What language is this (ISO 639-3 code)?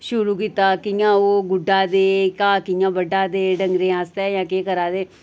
doi